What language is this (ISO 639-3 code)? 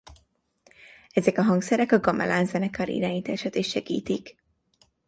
hun